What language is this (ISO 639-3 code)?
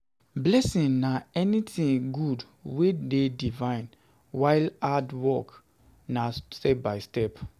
pcm